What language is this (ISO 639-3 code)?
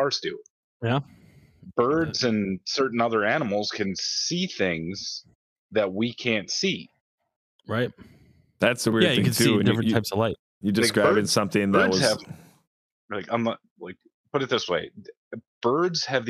eng